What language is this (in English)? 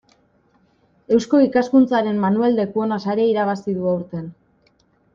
Basque